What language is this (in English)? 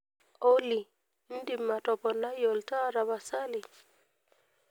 Masai